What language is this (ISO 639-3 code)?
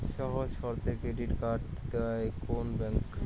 ben